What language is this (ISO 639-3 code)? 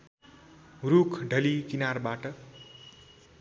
nep